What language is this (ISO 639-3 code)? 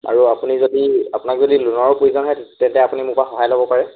asm